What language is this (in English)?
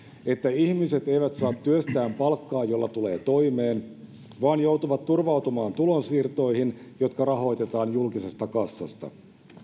Finnish